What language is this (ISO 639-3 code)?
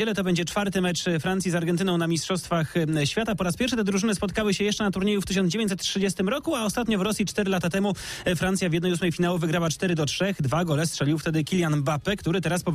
pol